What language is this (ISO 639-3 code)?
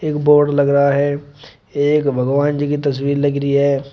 hin